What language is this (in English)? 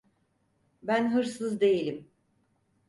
Turkish